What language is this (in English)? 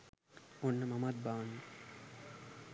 Sinhala